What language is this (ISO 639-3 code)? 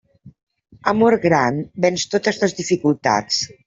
cat